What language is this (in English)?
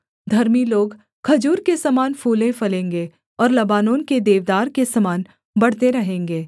Hindi